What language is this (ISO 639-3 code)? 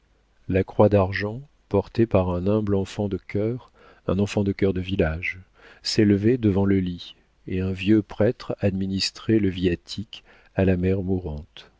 fra